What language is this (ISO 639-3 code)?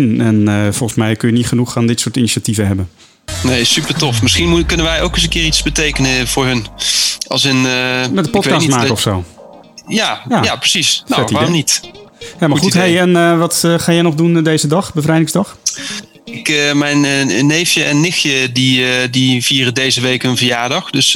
nld